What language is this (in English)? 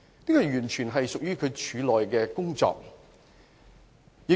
Cantonese